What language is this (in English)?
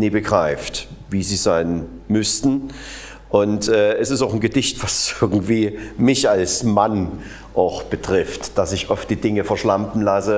German